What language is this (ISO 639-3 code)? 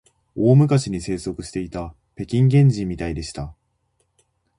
jpn